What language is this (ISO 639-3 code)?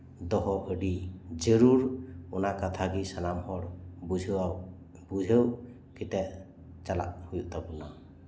sat